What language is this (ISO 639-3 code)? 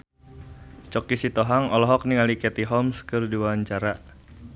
sun